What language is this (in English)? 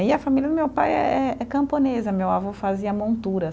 Portuguese